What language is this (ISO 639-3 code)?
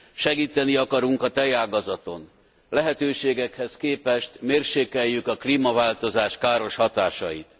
hun